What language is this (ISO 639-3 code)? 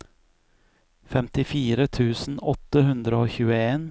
nor